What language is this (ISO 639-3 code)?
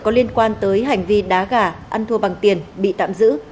vie